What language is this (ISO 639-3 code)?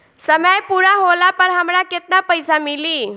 bho